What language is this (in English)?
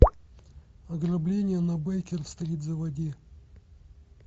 Russian